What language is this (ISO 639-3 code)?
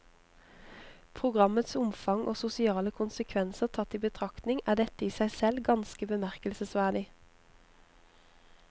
nor